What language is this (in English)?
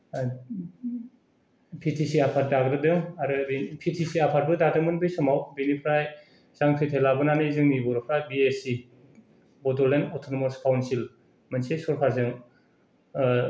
Bodo